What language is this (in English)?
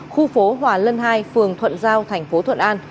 Vietnamese